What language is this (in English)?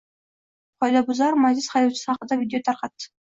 Uzbek